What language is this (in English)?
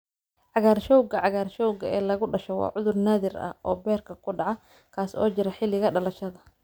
Somali